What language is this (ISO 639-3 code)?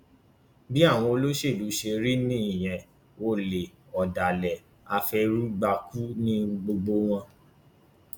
yor